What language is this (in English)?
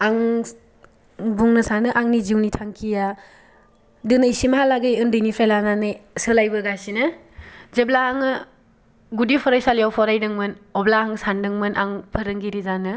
Bodo